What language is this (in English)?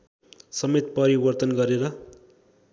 Nepali